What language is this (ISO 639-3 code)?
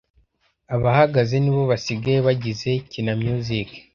kin